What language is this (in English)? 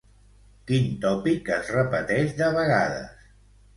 Catalan